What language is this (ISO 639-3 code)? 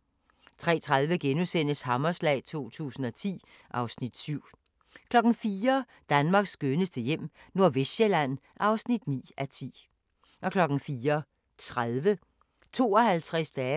dan